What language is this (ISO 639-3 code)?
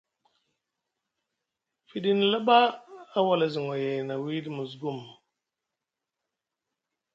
mug